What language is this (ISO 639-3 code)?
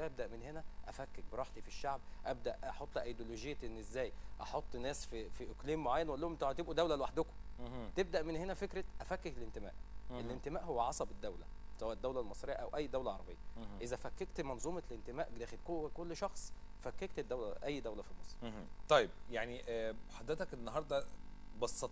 ara